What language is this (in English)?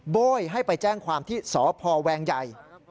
Thai